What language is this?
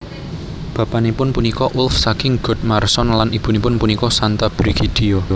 Javanese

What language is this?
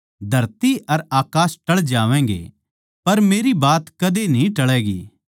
Haryanvi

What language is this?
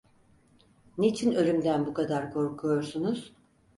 Turkish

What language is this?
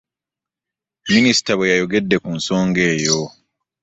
Ganda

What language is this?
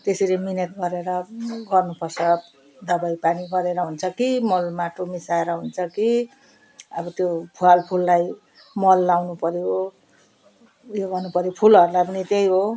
Nepali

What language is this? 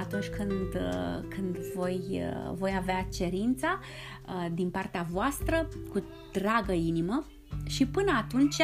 Romanian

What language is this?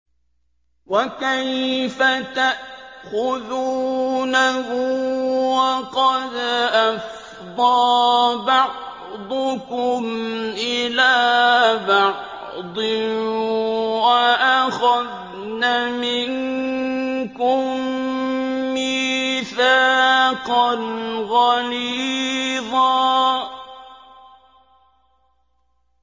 Arabic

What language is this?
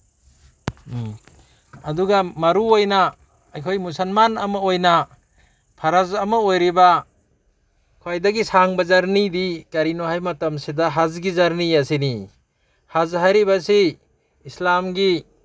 Manipuri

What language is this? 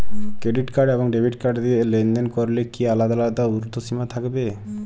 Bangla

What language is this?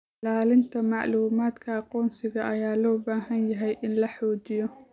Somali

